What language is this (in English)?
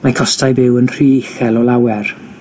Welsh